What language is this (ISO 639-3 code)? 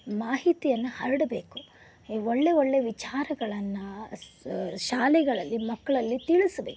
kan